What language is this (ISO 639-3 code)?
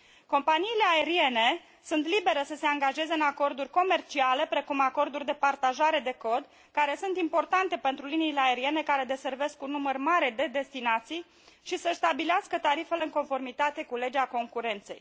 ron